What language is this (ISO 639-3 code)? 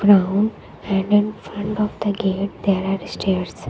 eng